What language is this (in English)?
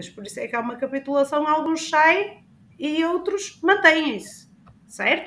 Portuguese